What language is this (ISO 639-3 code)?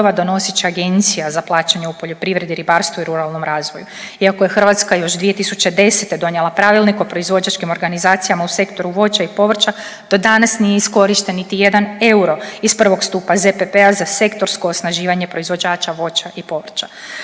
hrv